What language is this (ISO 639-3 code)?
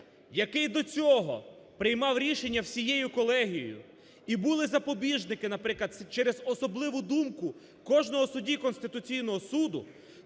ukr